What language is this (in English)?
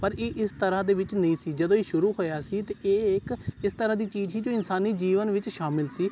Punjabi